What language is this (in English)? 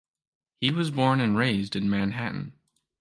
English